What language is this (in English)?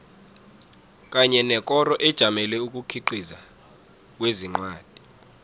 South Ndebele